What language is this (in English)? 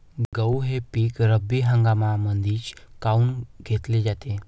Marathi